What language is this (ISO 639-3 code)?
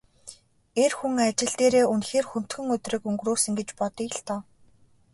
mon